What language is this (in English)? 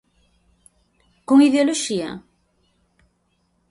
Galician